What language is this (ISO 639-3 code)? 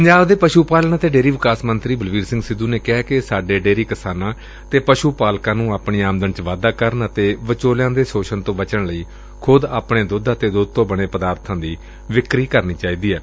pan